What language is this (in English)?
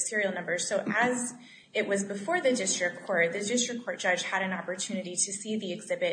English